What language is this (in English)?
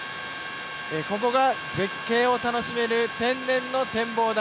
Japanese